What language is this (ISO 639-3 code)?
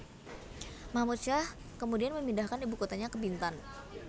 jav